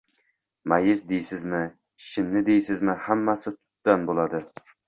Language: Uzbek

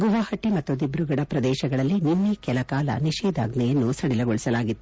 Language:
Kannada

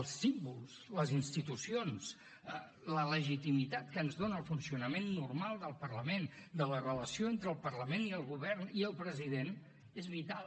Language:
Catalan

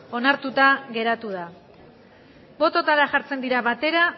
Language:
Basque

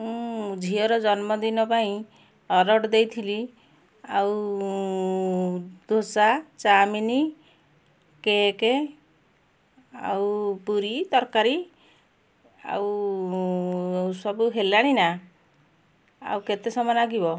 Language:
Odia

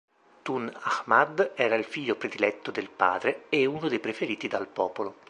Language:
Italian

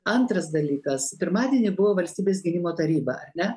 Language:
Lithuanian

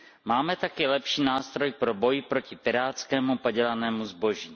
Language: Czech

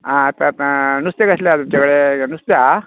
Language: Konkani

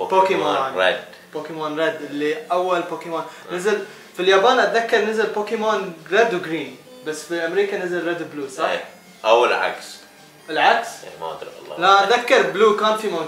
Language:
Arabic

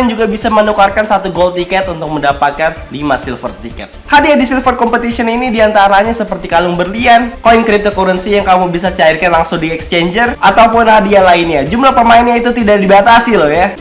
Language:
Indonesian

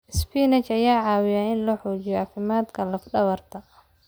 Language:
Somali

